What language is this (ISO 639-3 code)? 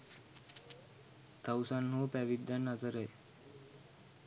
sin